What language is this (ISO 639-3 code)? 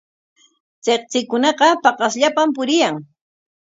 qwa